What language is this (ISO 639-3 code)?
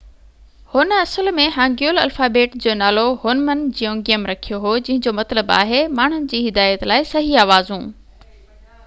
snd